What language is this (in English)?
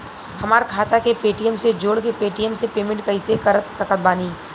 Bhojpuri